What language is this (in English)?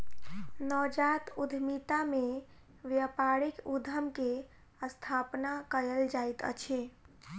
Maithili